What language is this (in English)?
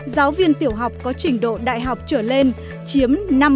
Vietnamese